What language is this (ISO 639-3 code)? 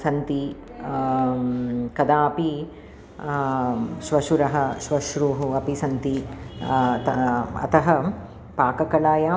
san